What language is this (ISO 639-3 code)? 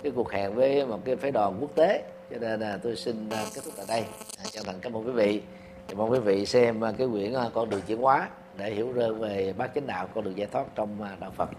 vie